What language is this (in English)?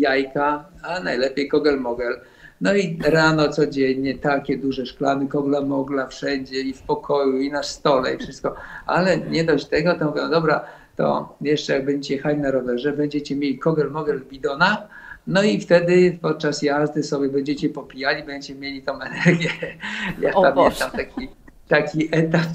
Polish